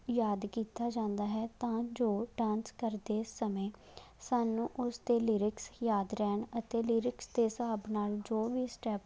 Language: Punjabi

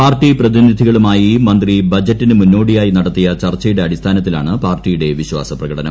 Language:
Malayalam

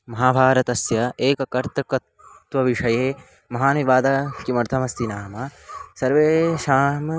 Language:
Sanskrit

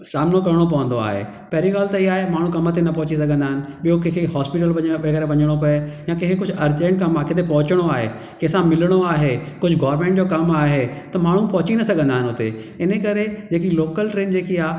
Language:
Sindhi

